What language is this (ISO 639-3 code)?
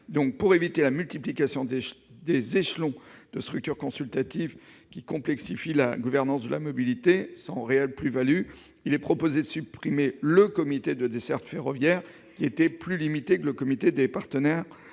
fra